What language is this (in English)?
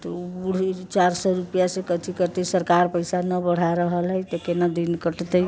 Maithili